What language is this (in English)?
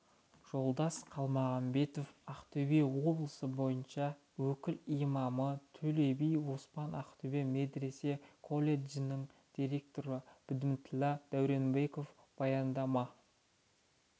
Kazakh